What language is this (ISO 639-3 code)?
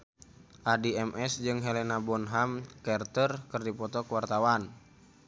sun